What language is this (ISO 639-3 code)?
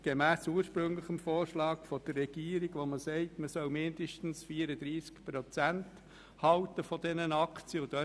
gsw